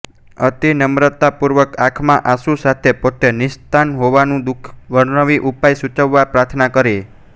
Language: Gujarati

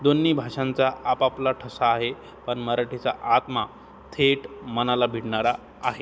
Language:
Marathi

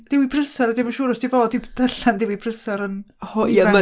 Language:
Welsh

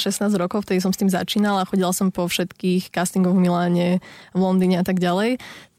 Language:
Slovak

